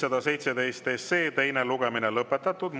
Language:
Estonian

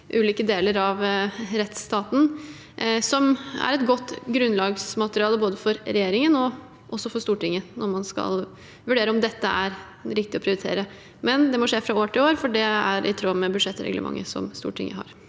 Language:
Norwegian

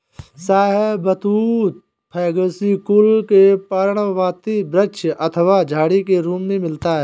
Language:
Hindi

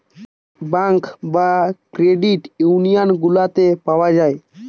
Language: Bangla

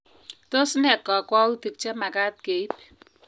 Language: Kalenjin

